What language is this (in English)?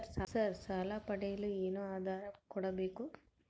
Kannada